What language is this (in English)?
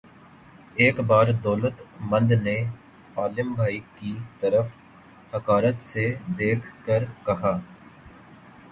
Urdu